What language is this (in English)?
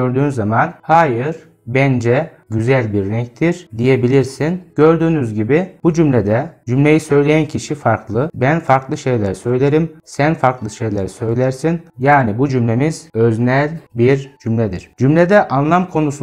Turkish